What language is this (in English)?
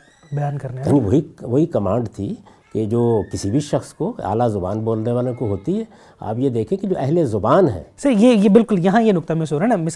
Urdu